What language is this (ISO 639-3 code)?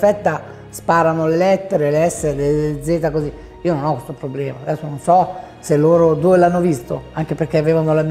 ita